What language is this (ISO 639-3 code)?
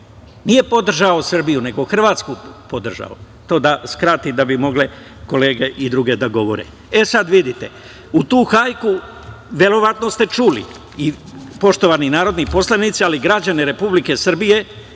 srp